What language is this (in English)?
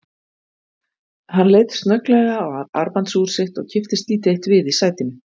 Icelandic